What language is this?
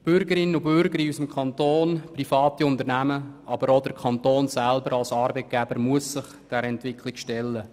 Swiss German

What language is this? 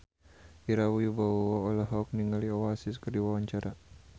Sundanese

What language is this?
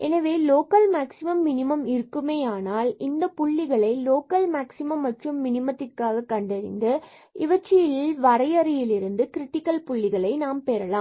Tamil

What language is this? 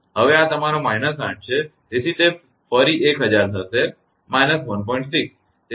Gujarati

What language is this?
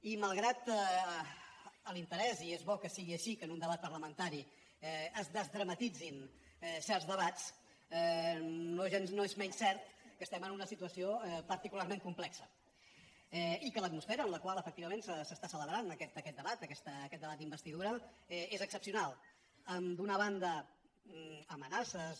Catalan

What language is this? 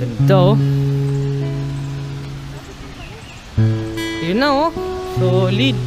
Filipino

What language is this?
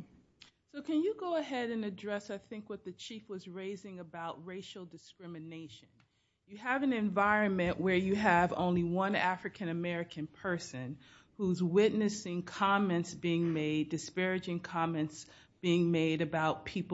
English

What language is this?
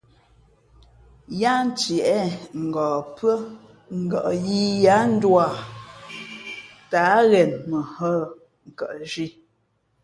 Fe'fe'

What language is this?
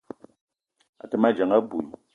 Eton (Cameroon)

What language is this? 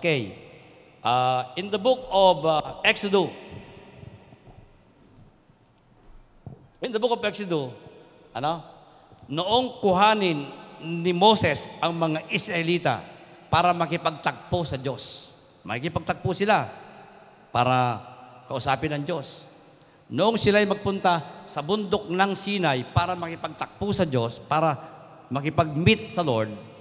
Filipino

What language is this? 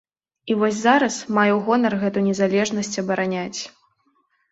Belarusian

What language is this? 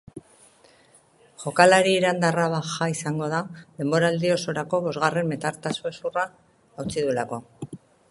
Basque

